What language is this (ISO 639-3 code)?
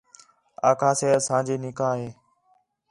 xhe